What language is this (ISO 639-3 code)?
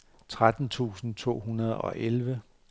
dan